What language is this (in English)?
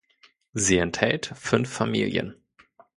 German